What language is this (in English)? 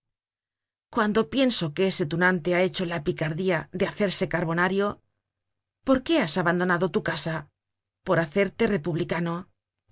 Spanish